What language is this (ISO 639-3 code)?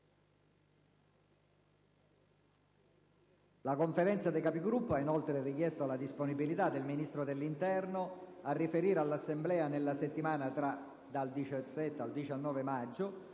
ita